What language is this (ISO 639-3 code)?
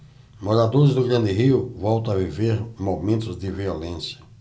por